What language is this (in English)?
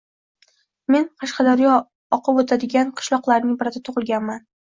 Uzbek